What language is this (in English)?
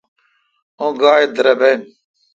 Kalkoti